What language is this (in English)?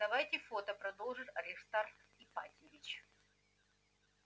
Russian